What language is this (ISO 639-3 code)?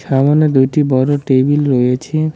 ben